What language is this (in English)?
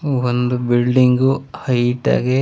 Kannada